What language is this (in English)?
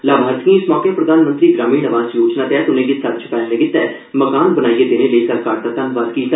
Dogri